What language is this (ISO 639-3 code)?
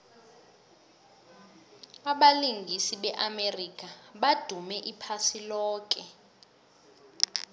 nbl